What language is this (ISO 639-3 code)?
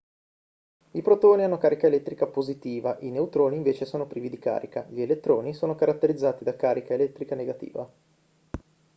ita